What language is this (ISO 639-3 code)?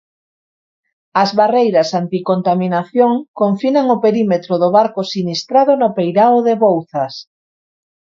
glg